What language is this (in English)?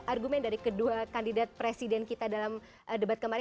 Indonesian